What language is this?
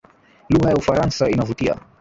Swahili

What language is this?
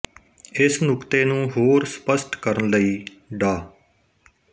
Punjabi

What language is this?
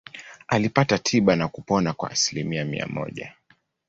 Swahili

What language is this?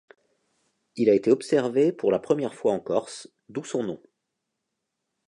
French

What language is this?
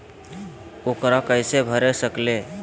Magahi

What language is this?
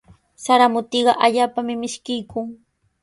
Sihuas Ancash Quechua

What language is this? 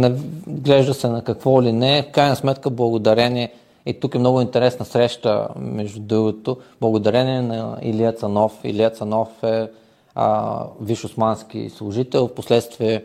Bulgarian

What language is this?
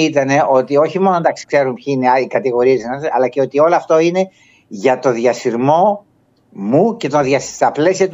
Greek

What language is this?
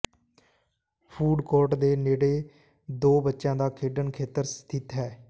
Punjabi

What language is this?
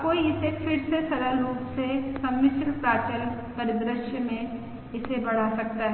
Hindi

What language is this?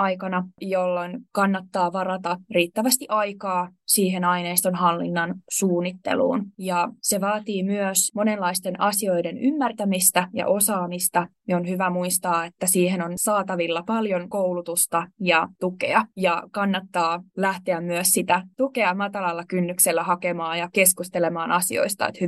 Finnish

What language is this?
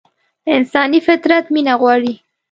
Pashto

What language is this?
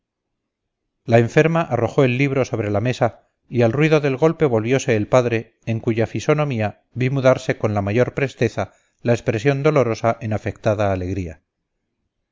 Spanish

